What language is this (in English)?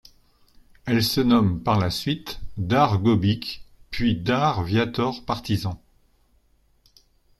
French